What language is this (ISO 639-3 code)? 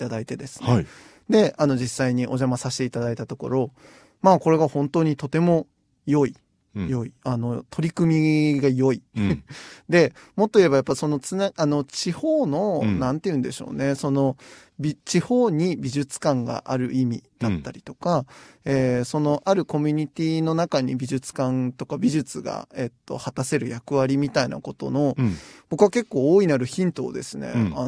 jpn